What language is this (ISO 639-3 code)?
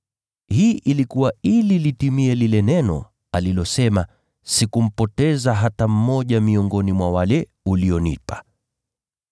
swa